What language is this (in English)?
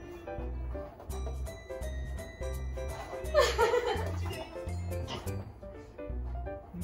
Japanese